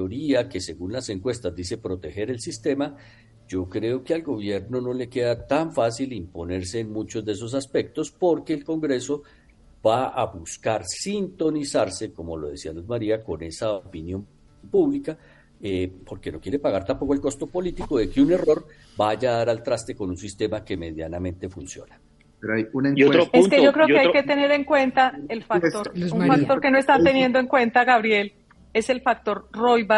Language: Spanish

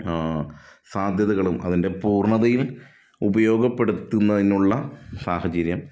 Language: Malayalam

